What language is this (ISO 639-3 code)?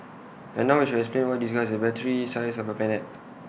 eng